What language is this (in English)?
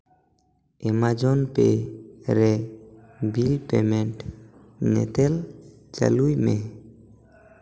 Santali